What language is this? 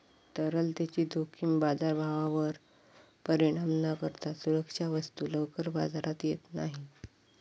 Marathi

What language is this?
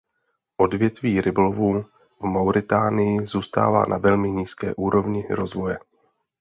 Czech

